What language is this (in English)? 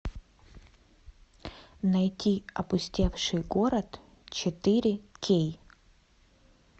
Russian